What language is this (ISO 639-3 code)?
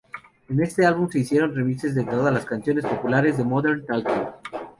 spa